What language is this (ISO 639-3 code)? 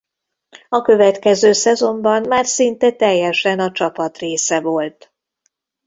hun